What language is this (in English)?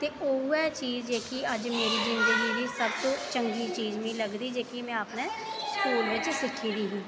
Dogri